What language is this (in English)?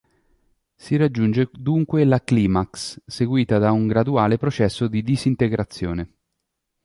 Italian